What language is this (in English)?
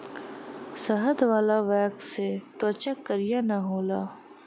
Bhojpuri